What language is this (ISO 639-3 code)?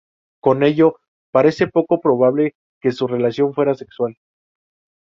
spa